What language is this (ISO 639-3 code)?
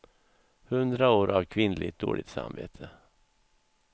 swe